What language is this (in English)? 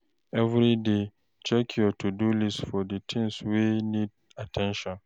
Nigerian Pidgin